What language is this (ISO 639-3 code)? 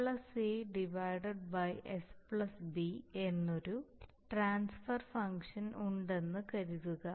mal